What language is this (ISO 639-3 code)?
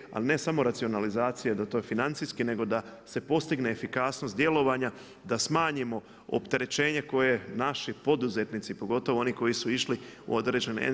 hrv